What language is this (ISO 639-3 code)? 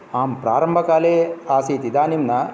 san